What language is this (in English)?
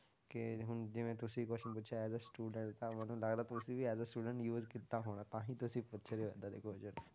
Punjabi